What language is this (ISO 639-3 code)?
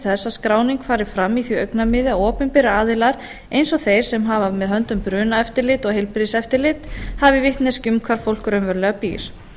isl